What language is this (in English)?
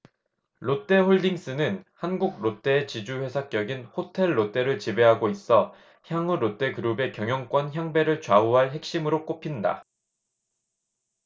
Korean